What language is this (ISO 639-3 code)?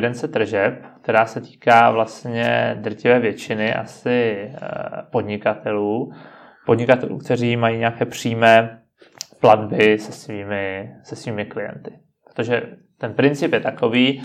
ces